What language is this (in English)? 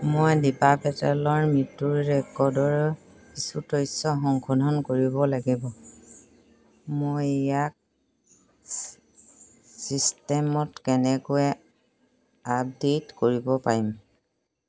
Assamese